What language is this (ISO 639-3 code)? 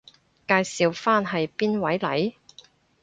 yue